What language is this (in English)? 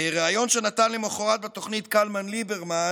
Hebrew